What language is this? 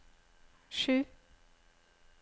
Norwegian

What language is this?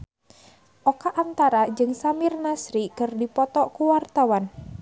Sundanese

